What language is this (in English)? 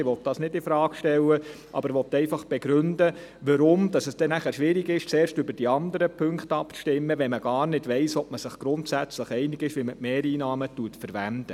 Swiss German